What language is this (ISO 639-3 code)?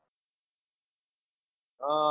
guj